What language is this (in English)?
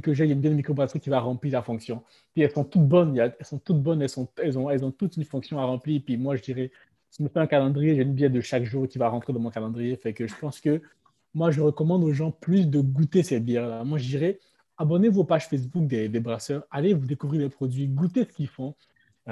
French